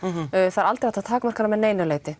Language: Icelandic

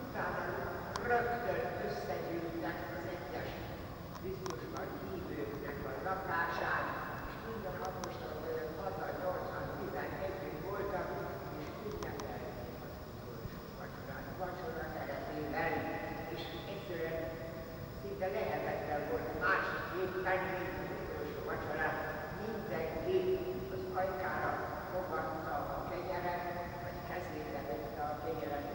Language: Hungarian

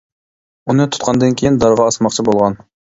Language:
Uyghur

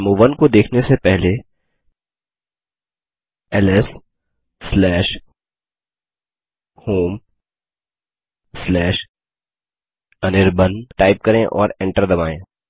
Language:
Hindi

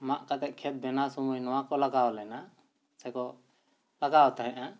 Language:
Santali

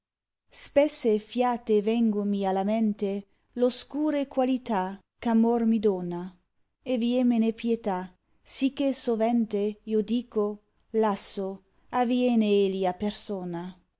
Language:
Italian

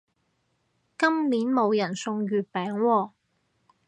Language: Cantonese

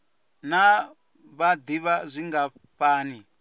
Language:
Venda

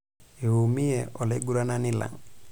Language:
Masai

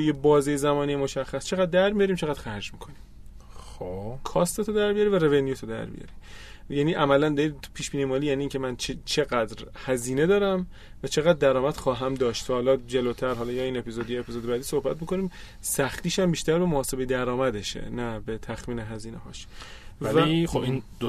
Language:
Persian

